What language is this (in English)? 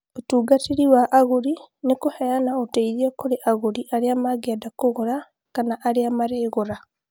Kikuyu